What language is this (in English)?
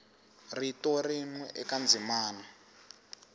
Tsonga